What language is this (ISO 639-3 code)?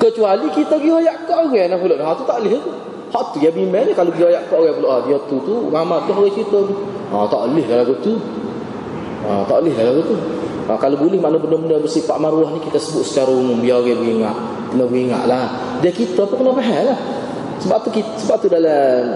msa